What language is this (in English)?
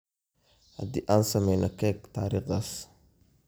Somali